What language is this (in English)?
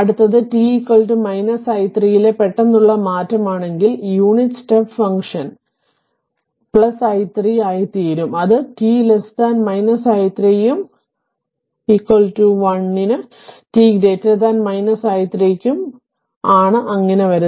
Malayalam